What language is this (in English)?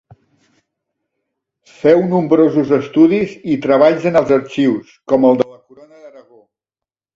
Catalan